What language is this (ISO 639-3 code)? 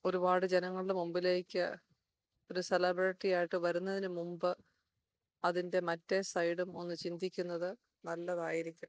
mal